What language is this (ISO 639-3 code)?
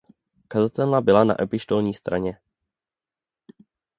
ces